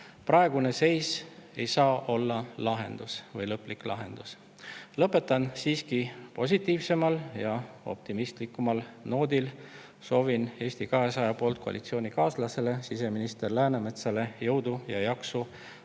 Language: Estonian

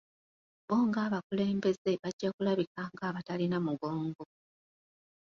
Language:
Ganda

